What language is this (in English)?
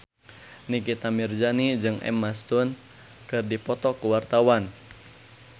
Sundanese